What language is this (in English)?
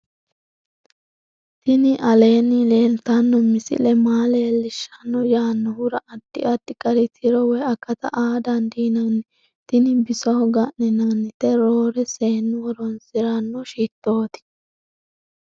Sidamo